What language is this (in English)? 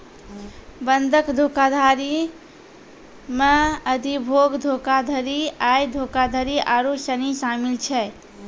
Maithili